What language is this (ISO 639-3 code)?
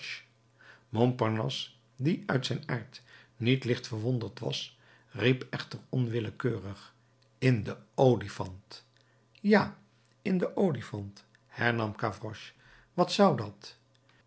nld